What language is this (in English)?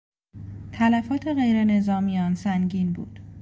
Persian